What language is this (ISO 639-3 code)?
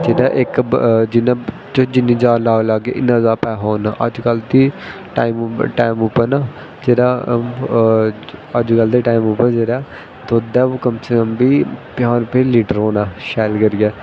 doi